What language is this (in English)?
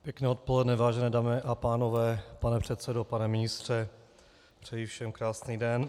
Czech